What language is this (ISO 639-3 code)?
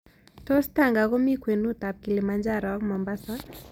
kln